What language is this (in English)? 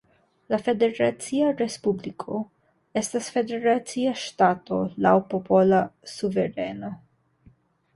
Esperanto